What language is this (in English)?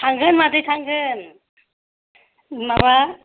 Bodo